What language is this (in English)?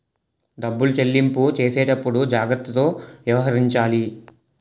Telugu